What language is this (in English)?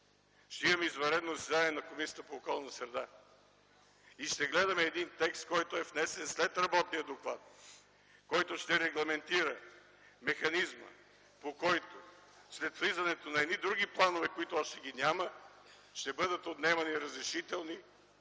Bulgarian